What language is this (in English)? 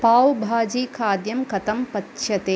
Sanskrit